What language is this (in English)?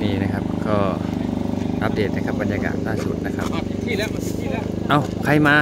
Thai